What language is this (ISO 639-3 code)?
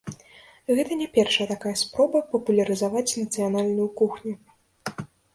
bel